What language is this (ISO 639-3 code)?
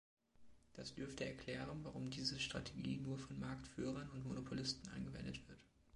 deu